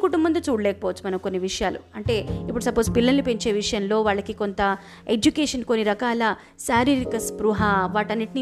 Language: Telugu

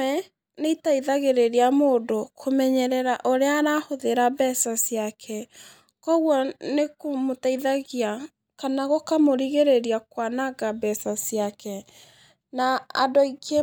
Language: Kikuyu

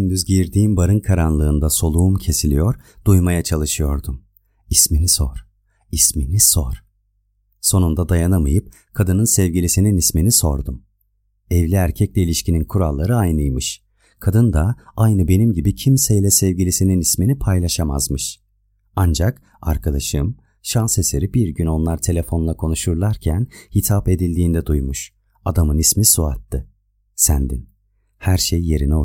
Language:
Turkish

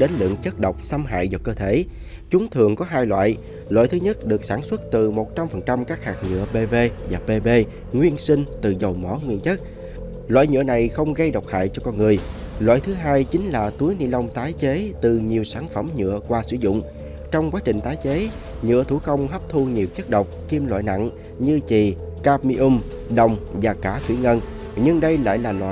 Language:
Vietnamese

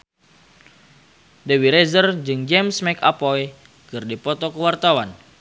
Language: Sundanese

